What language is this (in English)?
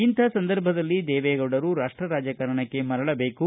Kannada